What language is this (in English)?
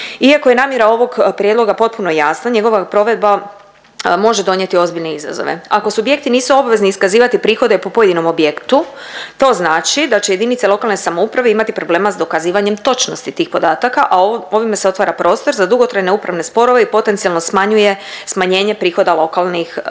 Croatian